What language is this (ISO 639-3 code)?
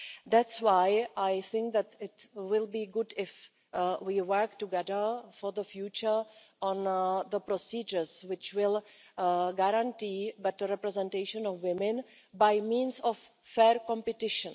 eng